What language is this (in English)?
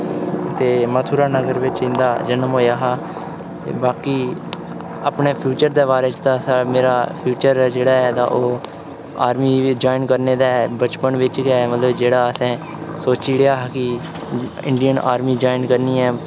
Dogri